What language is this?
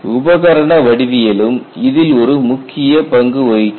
Tamil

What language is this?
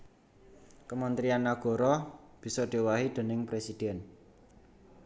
Javanese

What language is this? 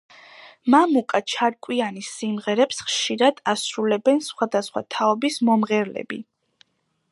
Georgian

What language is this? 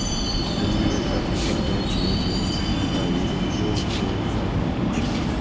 Maithili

